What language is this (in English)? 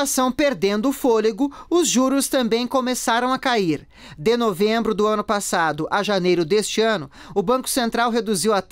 Portuguese